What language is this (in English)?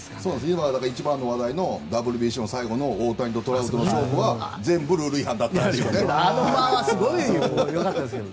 Japanese